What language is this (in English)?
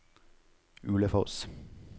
Norwegian